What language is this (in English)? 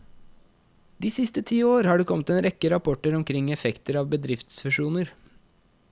Norwegian